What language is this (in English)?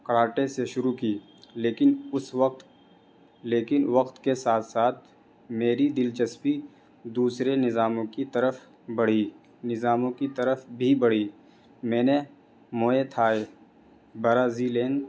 Urdu